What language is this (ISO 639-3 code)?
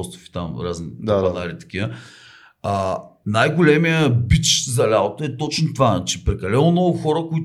bul